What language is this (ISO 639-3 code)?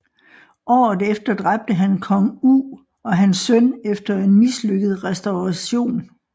dan